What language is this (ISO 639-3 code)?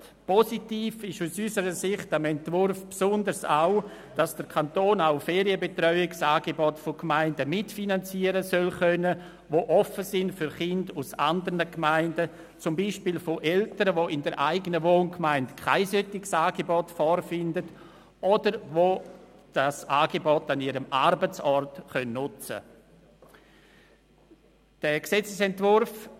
gsw